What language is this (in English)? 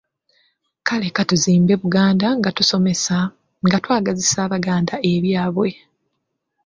Ganda